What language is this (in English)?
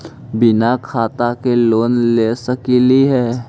Magahi